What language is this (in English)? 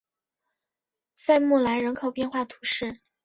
Chinese